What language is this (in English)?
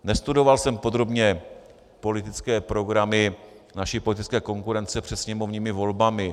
Czech